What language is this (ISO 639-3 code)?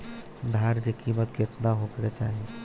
bho